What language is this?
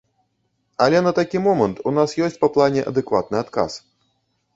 Belarusian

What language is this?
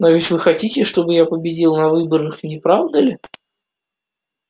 Russian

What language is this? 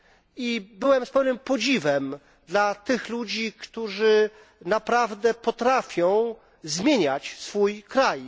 Polish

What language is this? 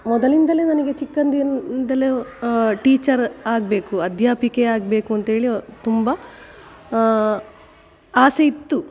Kannada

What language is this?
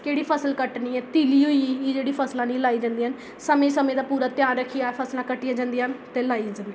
Dogri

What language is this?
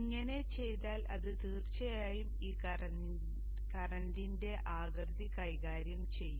Malayalam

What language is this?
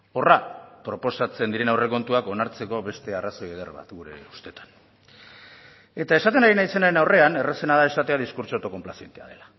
Basque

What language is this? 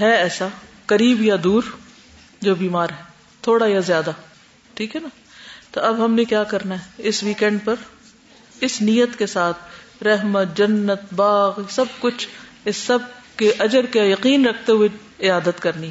Urdu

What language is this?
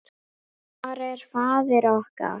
Icelandic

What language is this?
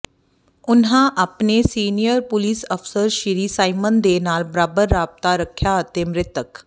Punjabi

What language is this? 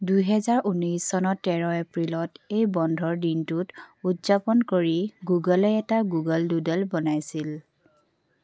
Assamese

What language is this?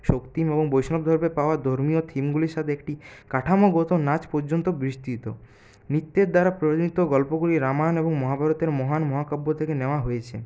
Bangla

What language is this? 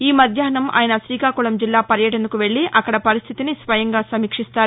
Telugu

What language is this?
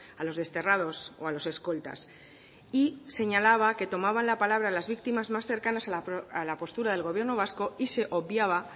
Spanish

